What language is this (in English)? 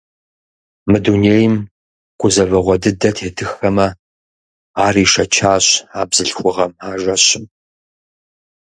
Kabardian